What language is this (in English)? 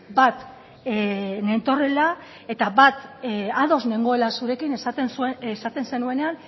Basque